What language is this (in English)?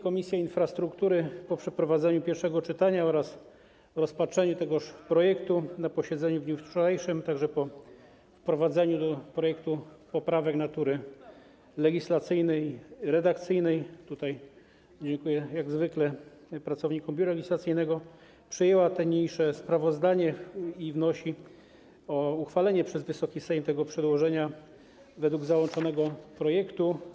Polish